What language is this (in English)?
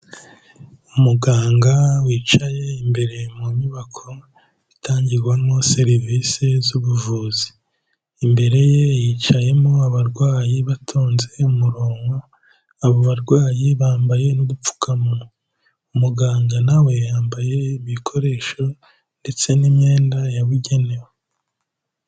Kinyarwanda